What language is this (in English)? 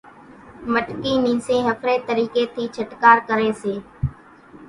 Kachi Koli